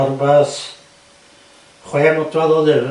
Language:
Welsh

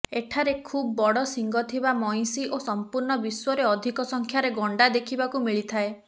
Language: Odia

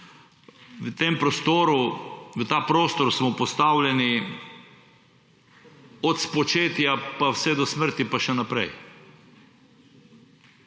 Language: Slovenian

